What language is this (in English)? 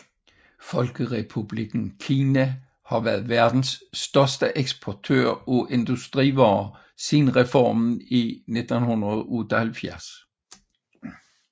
Danish